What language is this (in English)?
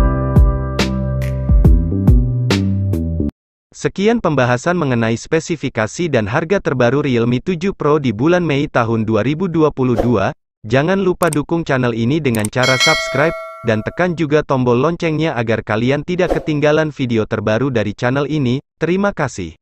Indonesian